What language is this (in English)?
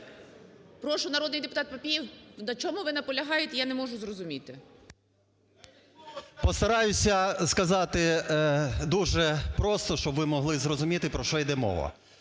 Ukrainian